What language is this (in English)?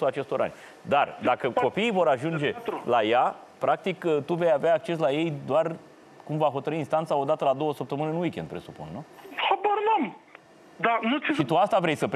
Romanian